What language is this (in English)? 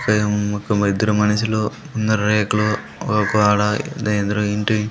Telugu